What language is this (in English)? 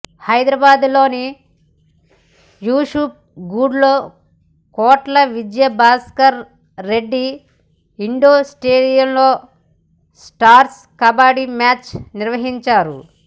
Telugu